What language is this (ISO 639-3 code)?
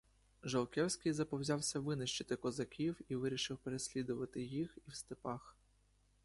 ukr